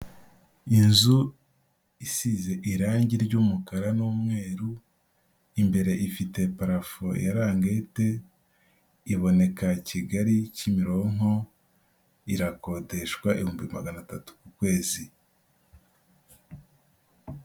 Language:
Kinyarwanda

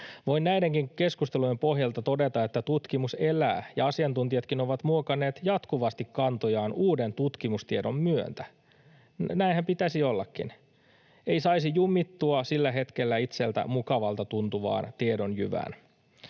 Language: Finnish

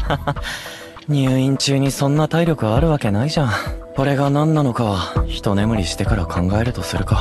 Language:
Japanese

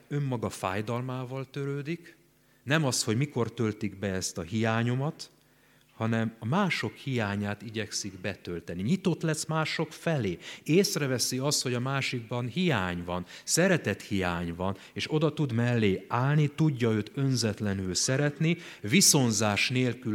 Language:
Hungarian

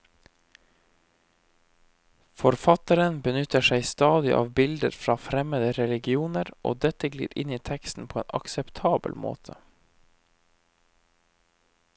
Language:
Norwegian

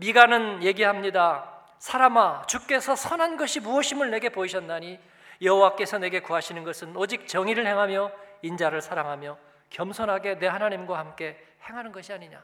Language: Korean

